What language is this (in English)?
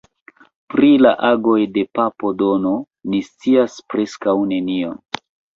Esperanto